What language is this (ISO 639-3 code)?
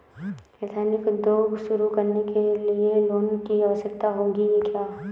hin